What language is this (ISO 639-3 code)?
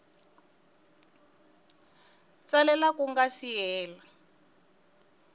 tso